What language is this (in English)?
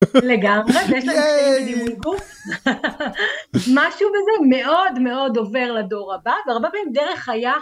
Hebrew